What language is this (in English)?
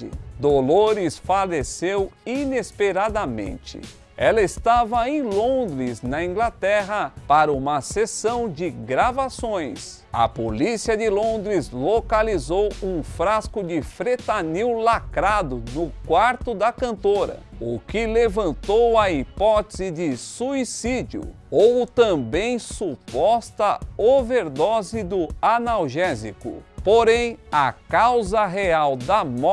Portuguese